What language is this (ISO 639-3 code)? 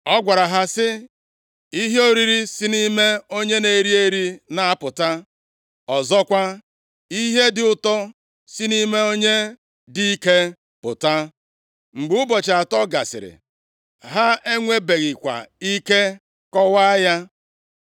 ibo